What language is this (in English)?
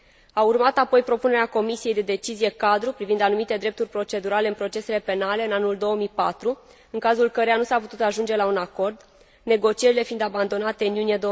Romanian